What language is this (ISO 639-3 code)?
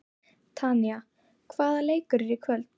isl